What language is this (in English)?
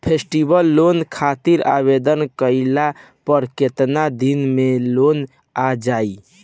Bhojpuri